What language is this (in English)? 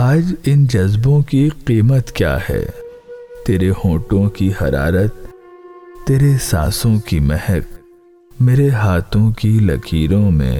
Urdu